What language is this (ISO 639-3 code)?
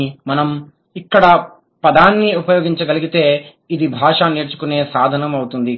tel